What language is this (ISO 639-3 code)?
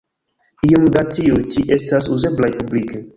epo